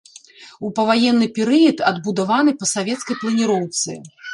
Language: Belarusian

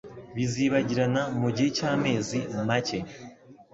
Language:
Kinyarwanda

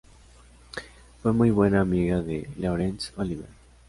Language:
Spanish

